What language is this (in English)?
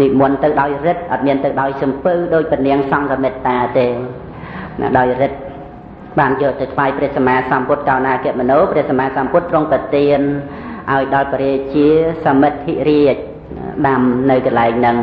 Thai